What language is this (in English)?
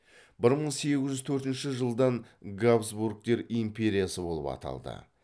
Kazakh